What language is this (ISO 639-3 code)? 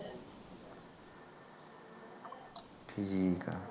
pan